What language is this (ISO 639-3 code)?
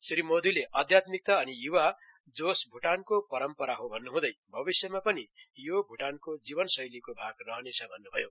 nep